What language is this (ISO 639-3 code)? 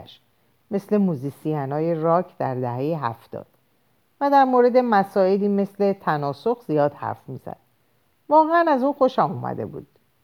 fas